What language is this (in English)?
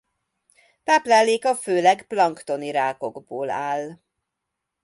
Hungarian